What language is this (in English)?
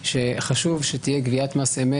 Hebrew